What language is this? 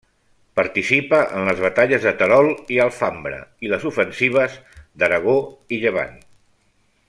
Catalan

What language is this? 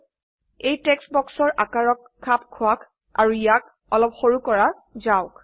Assamese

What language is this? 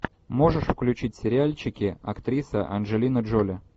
Russian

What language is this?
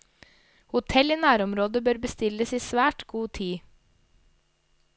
Norwegian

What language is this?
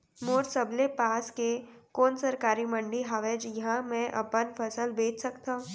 Chhattisgarhi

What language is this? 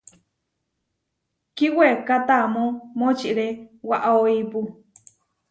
Huarijio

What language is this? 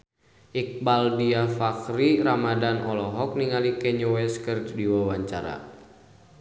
Sundanese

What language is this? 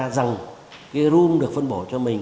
Vietnamese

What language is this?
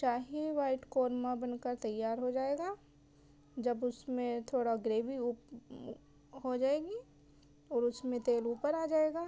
Urdu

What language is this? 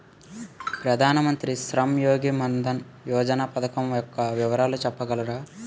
Telugu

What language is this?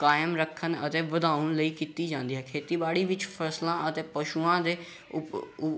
Punjabi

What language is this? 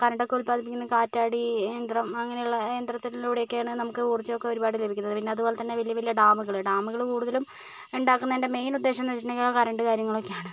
Malayalam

